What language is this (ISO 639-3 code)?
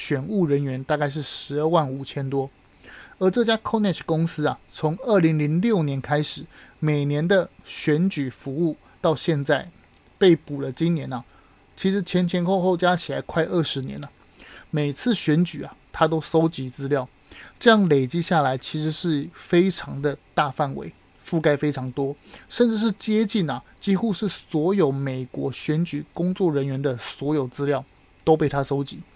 zho